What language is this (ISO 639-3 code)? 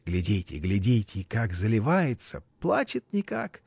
rus